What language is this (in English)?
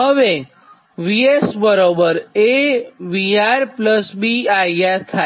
Gujarati